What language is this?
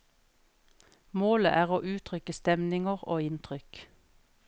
Norwegian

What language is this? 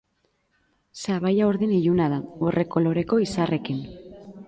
Basque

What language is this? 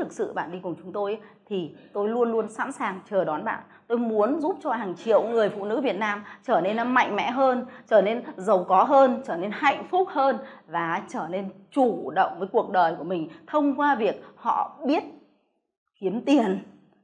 Vietnamese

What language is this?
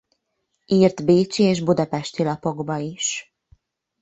Hungarian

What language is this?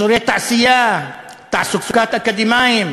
Hebrew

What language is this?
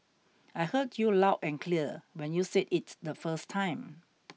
English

